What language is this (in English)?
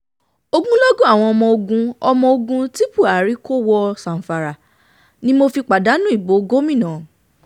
Yoruba